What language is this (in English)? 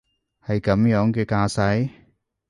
Cantonese